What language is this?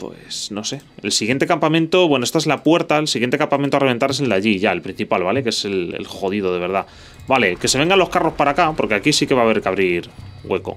Spanish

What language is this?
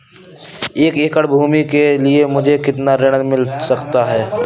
Hindi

